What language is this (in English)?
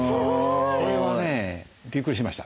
Japanese